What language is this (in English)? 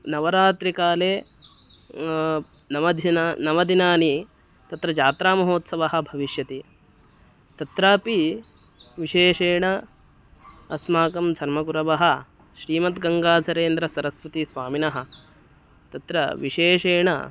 Sanskrit